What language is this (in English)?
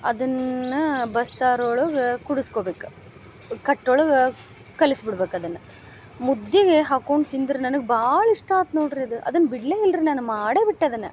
Kannada